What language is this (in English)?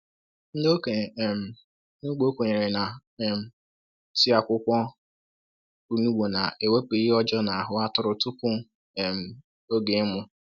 Igbo